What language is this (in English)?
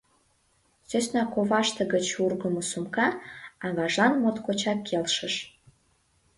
Mari